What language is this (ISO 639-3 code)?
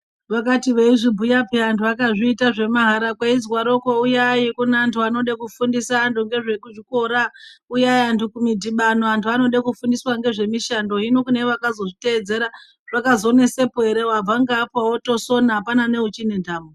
ndc